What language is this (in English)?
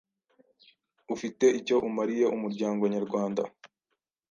Kinyarwanda